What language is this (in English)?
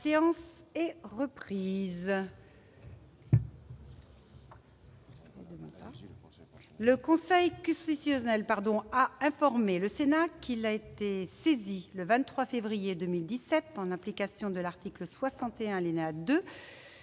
French